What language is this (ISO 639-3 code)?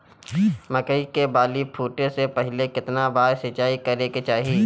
bho